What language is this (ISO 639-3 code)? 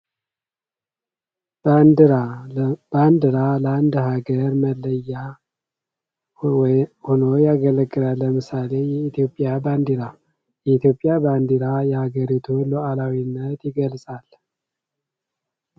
amh